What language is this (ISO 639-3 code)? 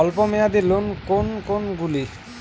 ben